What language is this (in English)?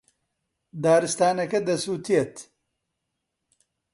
Central Kurdish